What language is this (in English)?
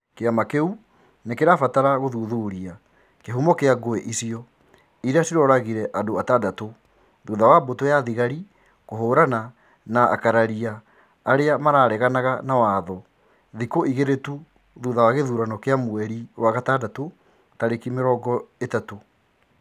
Kikuyu